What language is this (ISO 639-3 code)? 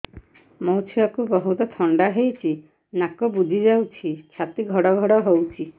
ori